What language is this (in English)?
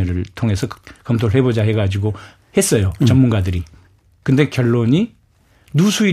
Korean